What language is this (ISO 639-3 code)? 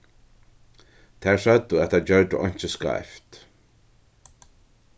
fao